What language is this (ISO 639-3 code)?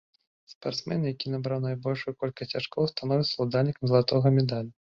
bel